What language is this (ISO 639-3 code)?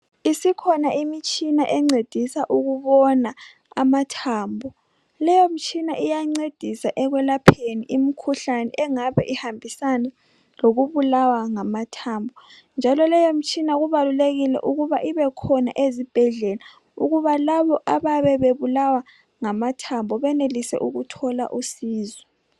nde